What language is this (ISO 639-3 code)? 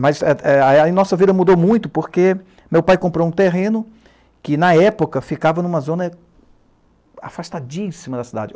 por